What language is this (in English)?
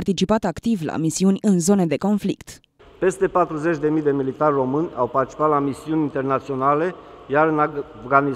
Romanian